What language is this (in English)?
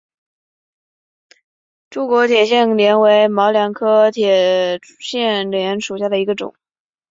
Chinese